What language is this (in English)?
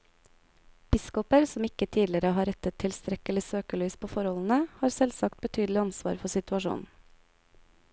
Norwegian